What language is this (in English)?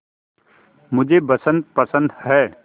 Hindi